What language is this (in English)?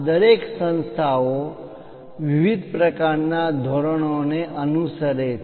Gujarati